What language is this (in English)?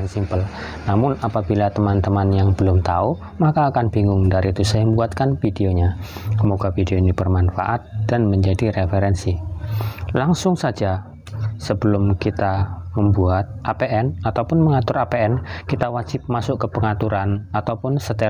Indonesian